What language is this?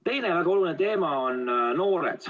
Estonian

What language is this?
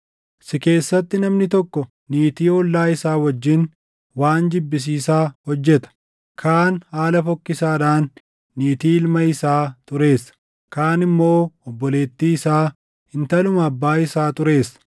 Oromo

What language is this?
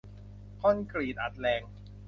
Thai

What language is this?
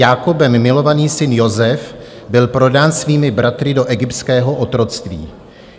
Czech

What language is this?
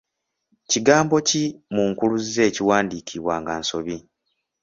Ganda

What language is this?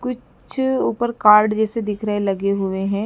Hindi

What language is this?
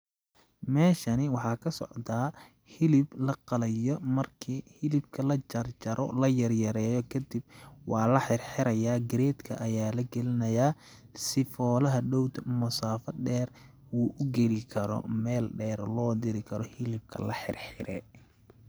Somali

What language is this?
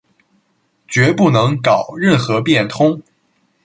Chinese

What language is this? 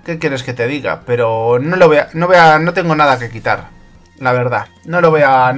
Spanish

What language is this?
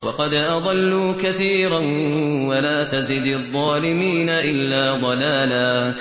Arabic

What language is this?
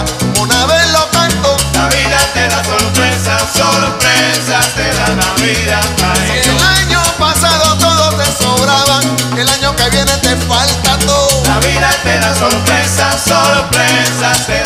Spanish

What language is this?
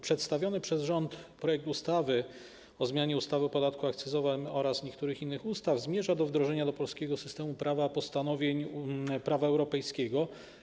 Polish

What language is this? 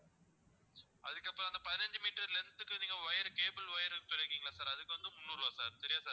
Tamil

